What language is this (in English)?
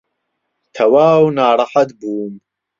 Central Kurdish